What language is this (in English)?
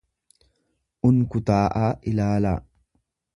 Oromo